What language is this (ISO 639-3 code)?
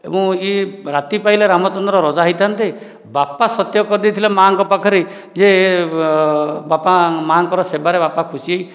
ori